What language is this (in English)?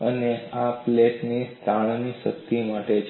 Gujarati